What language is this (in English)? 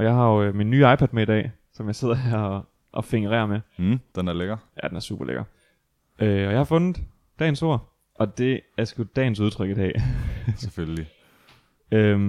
Danish